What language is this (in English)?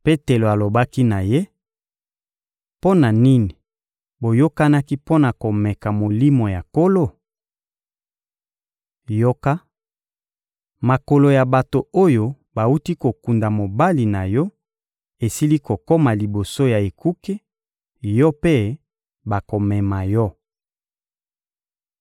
Lingala